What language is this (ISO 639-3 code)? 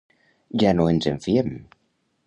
cat